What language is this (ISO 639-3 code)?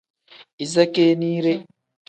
kdh